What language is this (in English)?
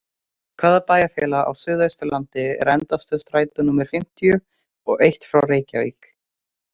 Icelandic